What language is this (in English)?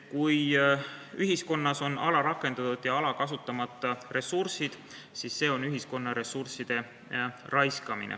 Estonian